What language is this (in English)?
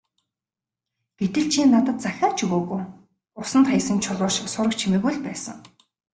Mongolian